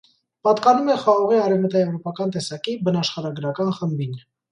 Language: Armenian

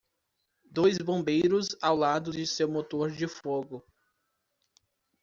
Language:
Portuguese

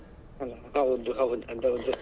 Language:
Kannada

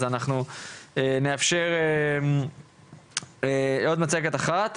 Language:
Hebrew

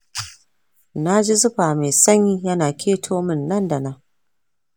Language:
Hausa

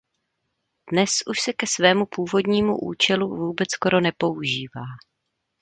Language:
Czech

